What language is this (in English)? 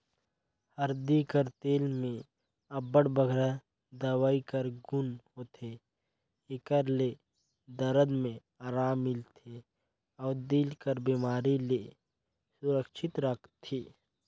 Chhattisgarhi